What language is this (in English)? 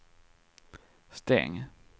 Swedish